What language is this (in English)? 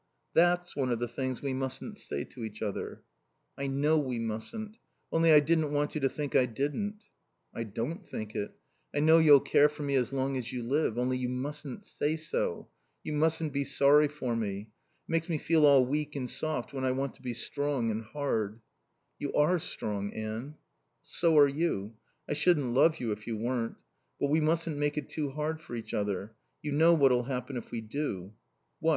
English